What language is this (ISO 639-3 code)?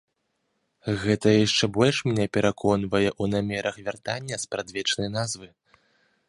bel